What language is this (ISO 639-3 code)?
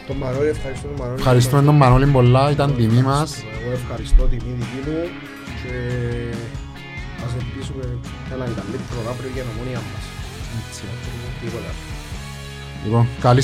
ell